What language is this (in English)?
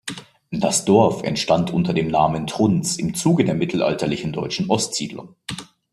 German